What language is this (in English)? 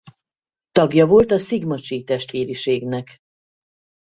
Hungarian